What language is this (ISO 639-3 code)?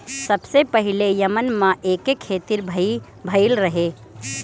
bho